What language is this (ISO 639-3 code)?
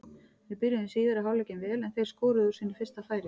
isl